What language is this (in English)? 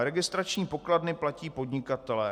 Czech